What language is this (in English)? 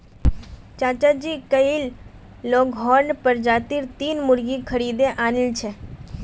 Magahi